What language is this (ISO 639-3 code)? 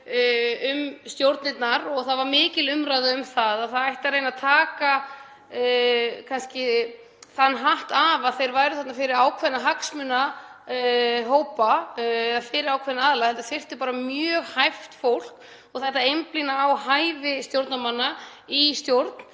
isl